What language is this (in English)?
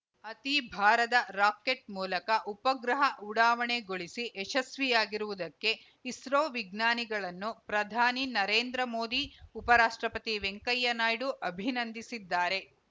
Kannada